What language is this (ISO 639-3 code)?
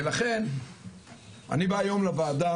heb